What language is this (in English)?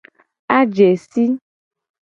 Gen